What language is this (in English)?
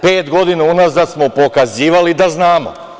Serbian